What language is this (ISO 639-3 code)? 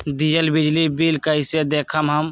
mag